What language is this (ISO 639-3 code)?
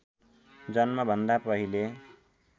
nep